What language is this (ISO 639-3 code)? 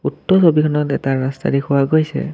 asm